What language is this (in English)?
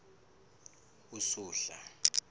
South Ndebele